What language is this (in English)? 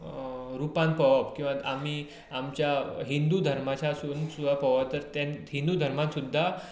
Konkani